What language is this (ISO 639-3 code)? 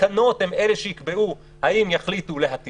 heb